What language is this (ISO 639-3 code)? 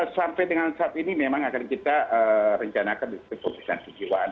ind